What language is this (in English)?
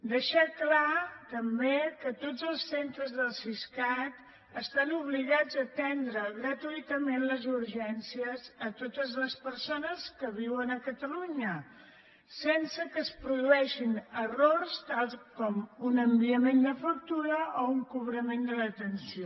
Catalan